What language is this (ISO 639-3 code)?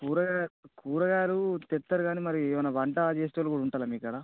tel